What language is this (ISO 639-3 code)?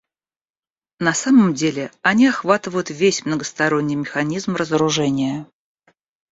rus